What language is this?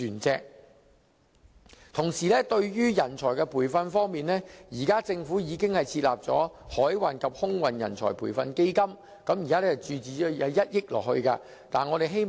Cantonese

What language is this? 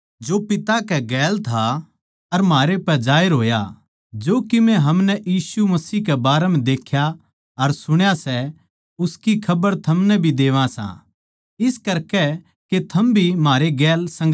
Haryanvi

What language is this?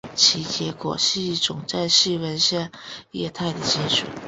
Chinese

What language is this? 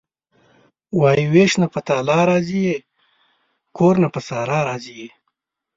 Pashto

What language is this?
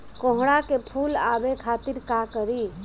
Bhojpuri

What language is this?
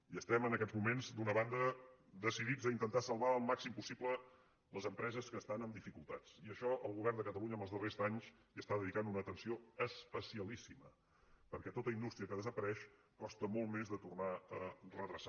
Catalan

